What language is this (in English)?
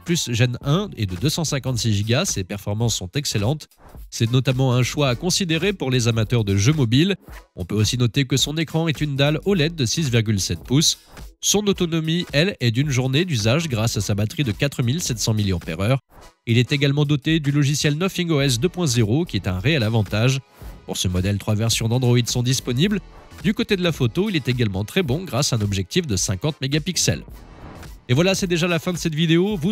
French